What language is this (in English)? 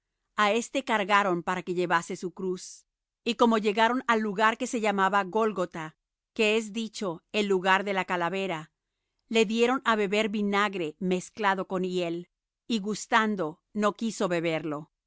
Spanish